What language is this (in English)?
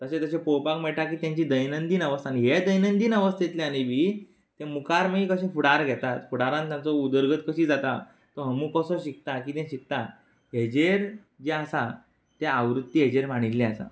Konkani